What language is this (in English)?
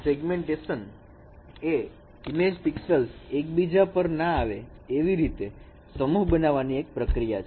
Gujarati